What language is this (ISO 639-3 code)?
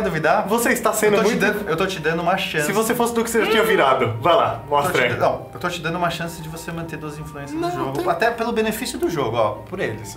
por